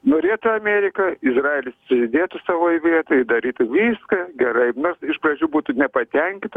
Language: Lithuanian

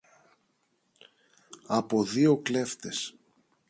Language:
Greek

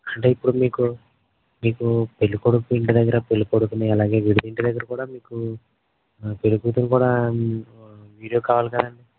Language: Telugu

